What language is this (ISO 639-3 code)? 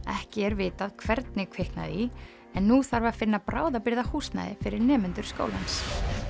isl